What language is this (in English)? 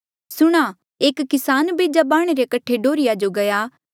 Mandeali